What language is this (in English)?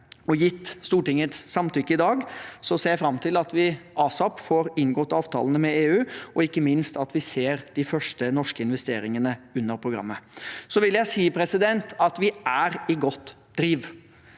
Norwegian